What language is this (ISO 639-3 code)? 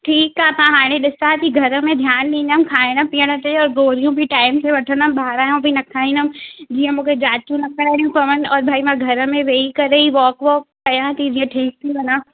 snd